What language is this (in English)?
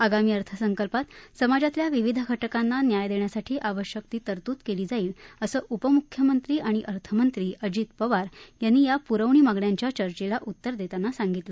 Marathi